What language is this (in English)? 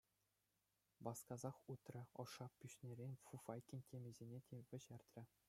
Chuvash